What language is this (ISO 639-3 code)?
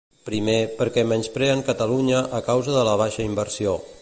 cat